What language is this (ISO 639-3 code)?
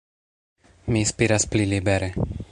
epo